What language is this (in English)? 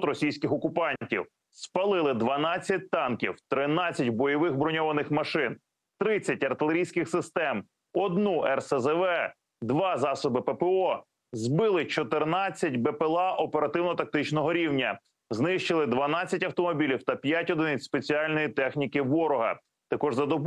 Ukrainian